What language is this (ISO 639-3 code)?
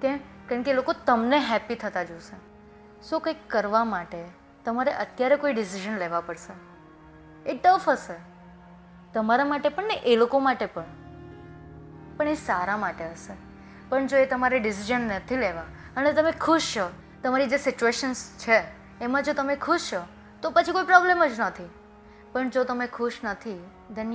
guj